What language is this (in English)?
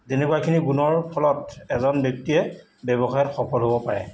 Assamese